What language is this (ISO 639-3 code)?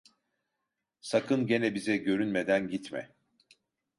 tur